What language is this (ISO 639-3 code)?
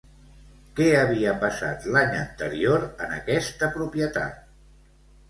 cat